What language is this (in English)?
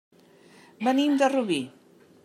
Catalan